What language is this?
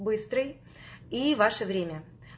Russian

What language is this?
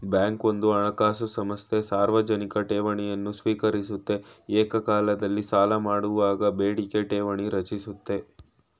Kannada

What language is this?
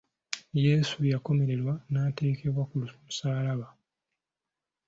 Ganda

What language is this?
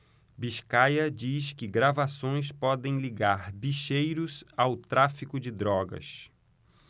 Portuguese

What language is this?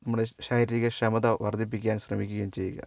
Malayalam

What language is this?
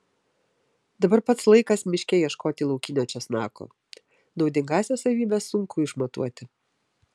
Lithuanian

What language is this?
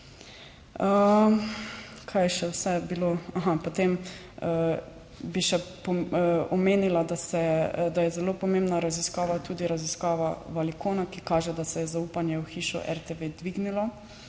Slovenian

